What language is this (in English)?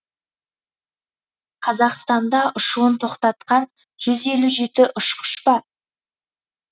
Kazakh